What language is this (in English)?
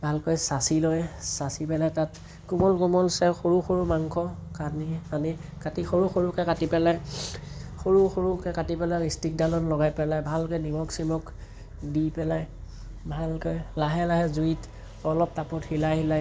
Assamese